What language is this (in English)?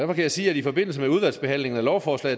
Danish